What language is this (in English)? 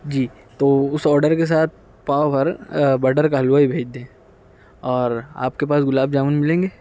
Urdu